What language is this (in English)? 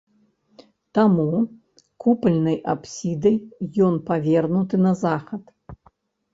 Belarusian